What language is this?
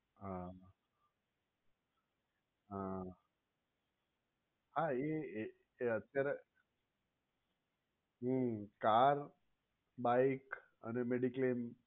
Gujarati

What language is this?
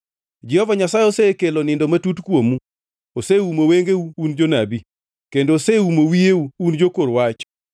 Luo (Kenya and Tanzania)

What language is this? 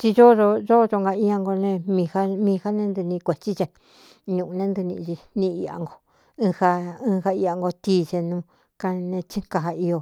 Cuyamecalco Mixtec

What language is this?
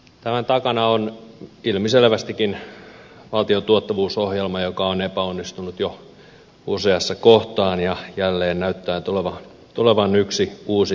Finnish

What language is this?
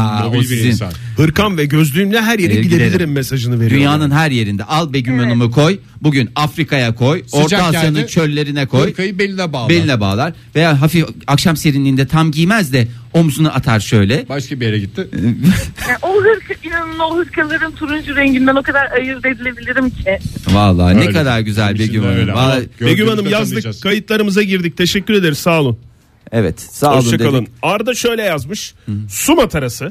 Turkish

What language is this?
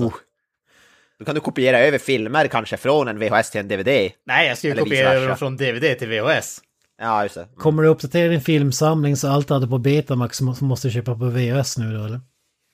Swedish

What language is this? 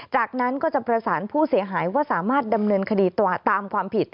Thai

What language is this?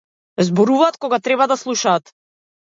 Macedonian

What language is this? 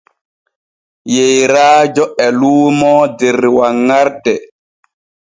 Borgu Fulfulde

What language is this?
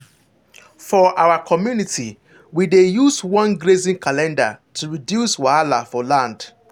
Nigerian Pidgin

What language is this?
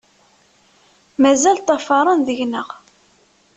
Kabyle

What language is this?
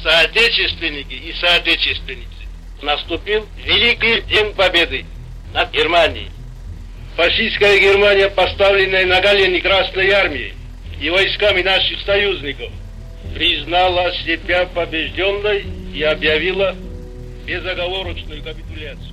Ukrainian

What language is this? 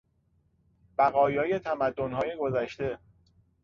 Persian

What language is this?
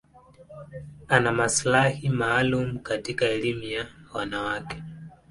Swahili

